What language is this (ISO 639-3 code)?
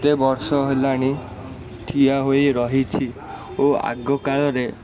ori